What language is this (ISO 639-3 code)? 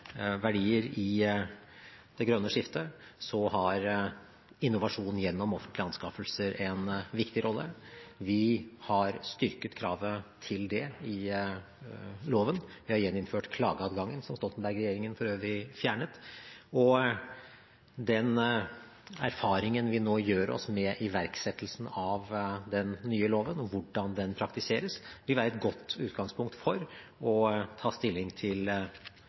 nob